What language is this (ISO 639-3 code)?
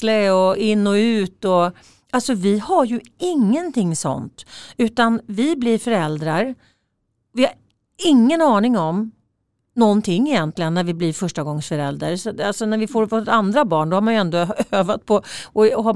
swe